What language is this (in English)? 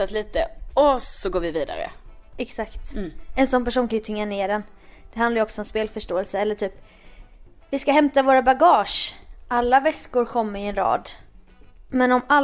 Swedish